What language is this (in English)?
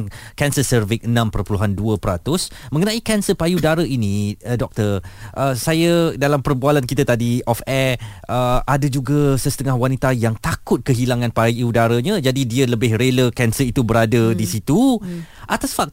Malay